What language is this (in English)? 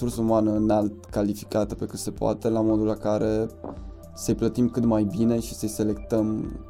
Romanian